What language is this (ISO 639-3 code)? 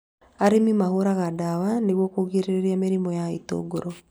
kik